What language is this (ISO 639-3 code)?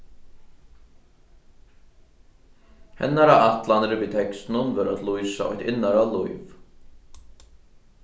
fao